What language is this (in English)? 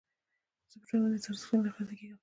Pashto